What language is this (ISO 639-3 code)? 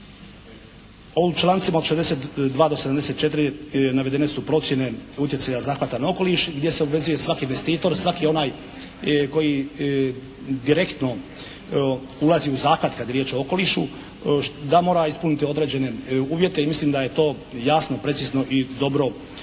hrv